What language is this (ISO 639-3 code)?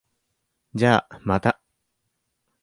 jpn